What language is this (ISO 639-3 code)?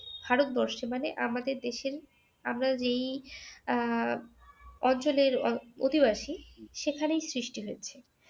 ben